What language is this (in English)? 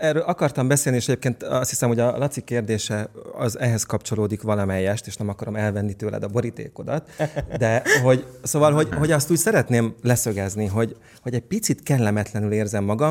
Hungarian